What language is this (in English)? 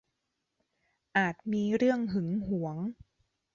Thai